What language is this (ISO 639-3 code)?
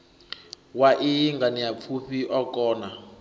ven